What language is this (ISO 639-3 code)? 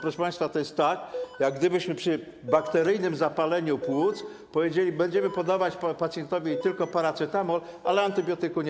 pol